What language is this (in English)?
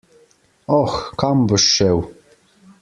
Slovenian